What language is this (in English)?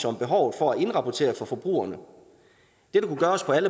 Danish